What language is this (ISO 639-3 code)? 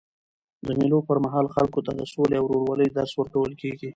pus